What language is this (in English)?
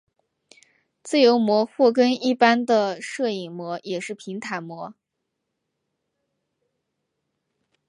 Chinese